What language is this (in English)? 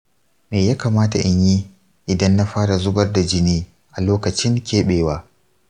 Hausa